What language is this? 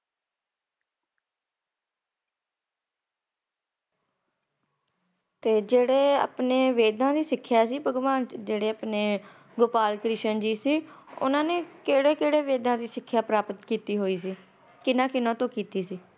Punjabi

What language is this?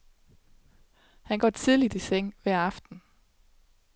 Danish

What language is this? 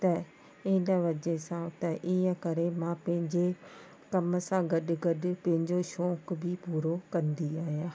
Sindhi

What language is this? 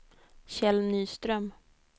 Swedish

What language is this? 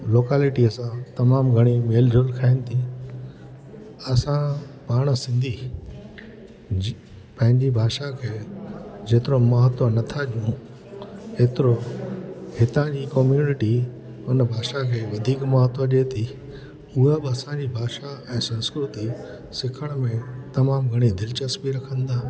Sindhi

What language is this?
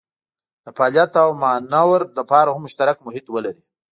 Pashto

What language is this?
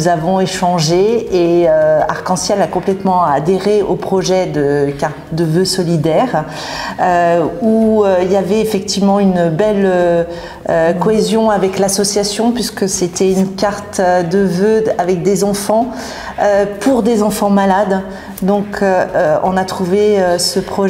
French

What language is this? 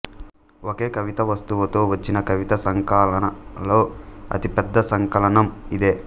Telugu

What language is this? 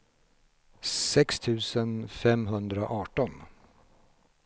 Swedish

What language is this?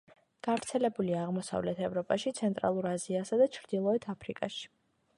Georgian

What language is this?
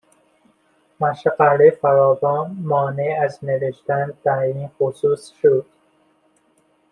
Persian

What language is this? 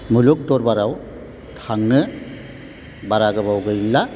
Bodo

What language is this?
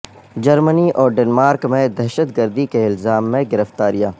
Urdu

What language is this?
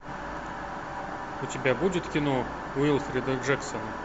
Russian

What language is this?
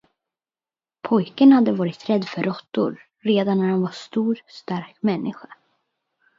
Swedish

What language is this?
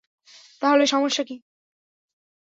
Bangla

